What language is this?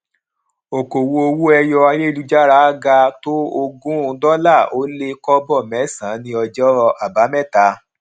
Yoruba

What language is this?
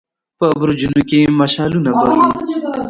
Pashto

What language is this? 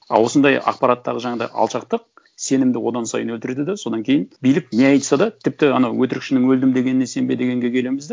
Kazakh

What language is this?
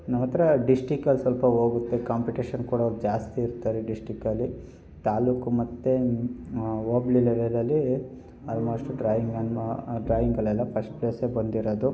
Kannada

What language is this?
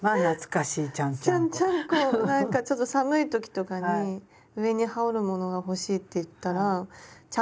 Japanese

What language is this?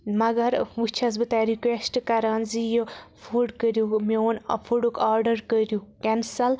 Kashmiri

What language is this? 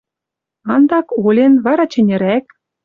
Western Mari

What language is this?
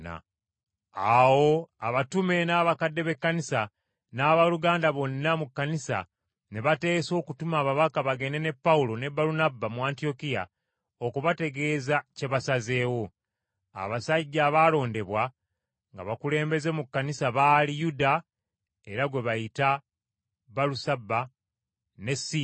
Ganda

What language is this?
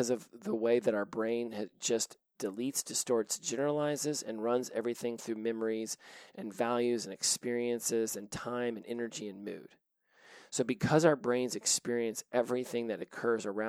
English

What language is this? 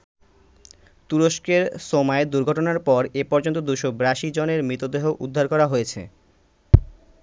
Bangla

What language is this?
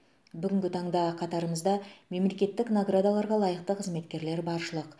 Kazakh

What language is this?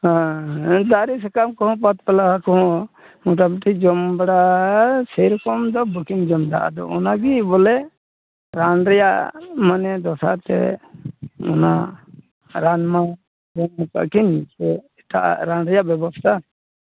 Santali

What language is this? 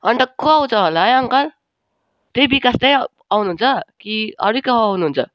Nepali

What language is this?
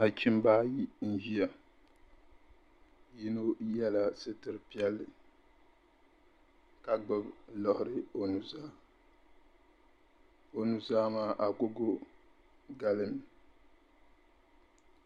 Dagbani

